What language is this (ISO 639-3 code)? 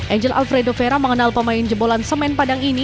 ind